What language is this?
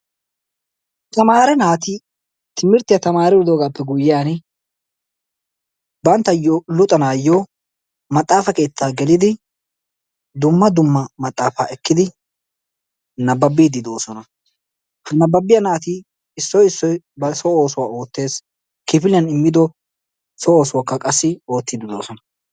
Wolaytta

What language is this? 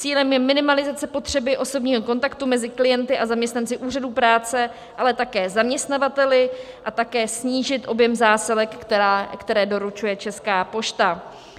Czech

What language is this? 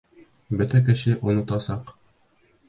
Bashkir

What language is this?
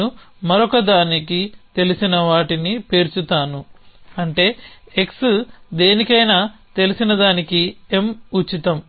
Telugu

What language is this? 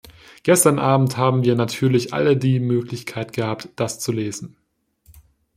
German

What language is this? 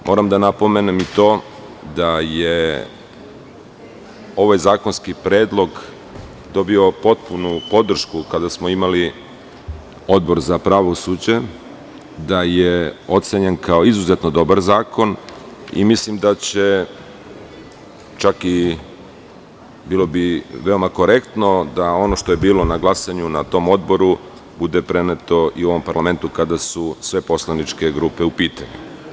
Serbian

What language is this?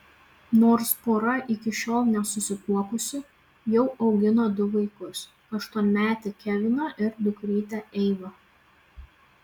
Lithuanian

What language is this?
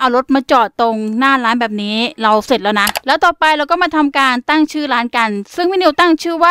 Thai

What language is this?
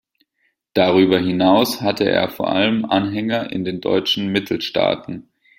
German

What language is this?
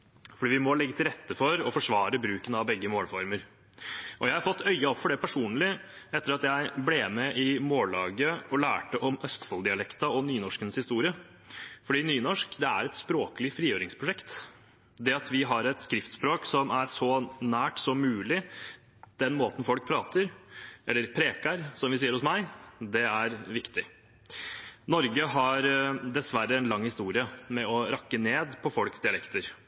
Norwegian Bokmål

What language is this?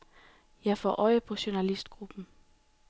Danish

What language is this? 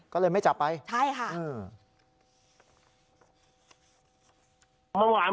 Thai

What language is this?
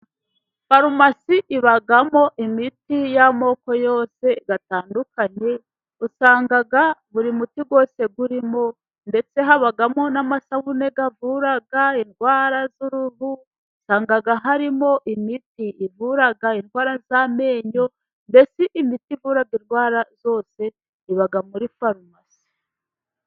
Kinyarwanda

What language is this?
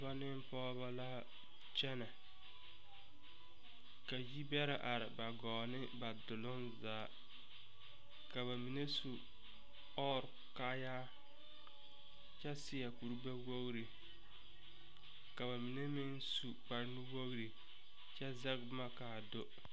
Southern Dagaare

